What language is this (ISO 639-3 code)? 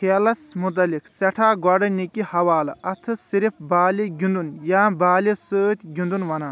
kas